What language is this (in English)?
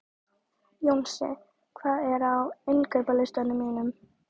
Icelandic